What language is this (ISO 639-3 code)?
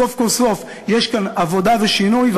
heb